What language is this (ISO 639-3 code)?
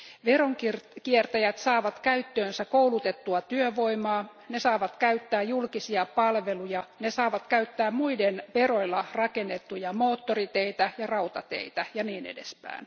fin